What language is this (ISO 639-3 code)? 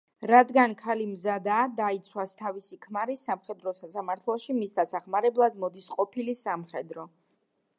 kat